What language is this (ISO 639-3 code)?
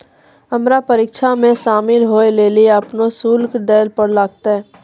mai